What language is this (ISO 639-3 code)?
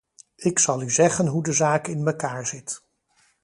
nld